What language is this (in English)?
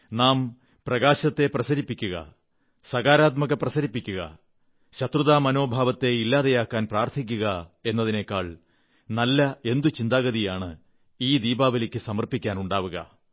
Malayalam